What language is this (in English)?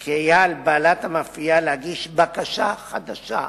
Hebrew